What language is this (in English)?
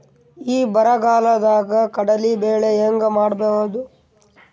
Kannada